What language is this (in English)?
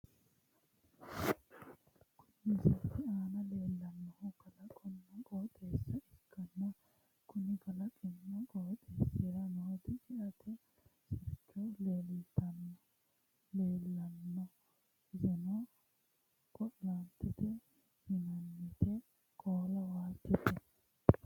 Sidamo